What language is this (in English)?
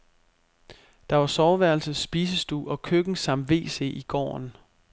Danish